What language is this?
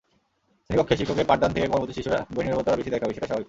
Bangla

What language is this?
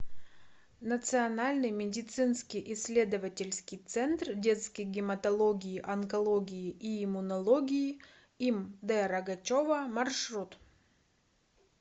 Russian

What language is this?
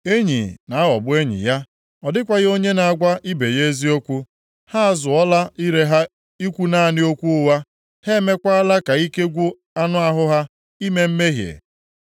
Igbo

